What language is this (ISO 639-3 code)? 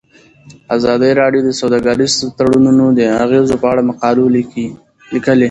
pus